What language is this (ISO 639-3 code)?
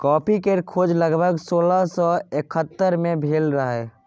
mai